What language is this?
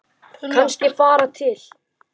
Icelandic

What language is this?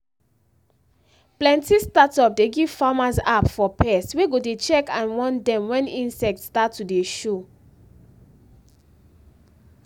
Nigerian Pidgin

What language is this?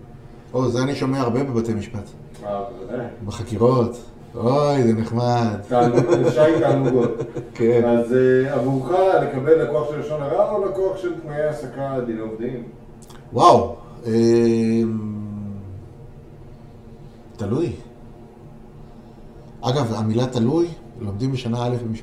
Hebrew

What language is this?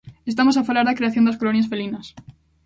Galician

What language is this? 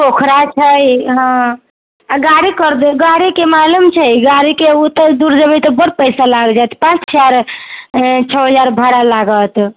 Maithili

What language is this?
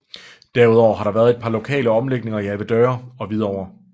Danish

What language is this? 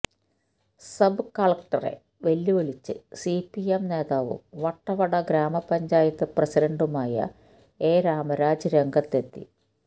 Malayalam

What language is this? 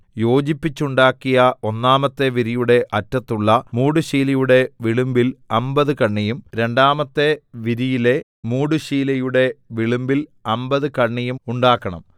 Malayalam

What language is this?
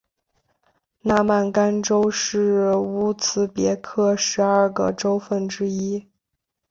Chinese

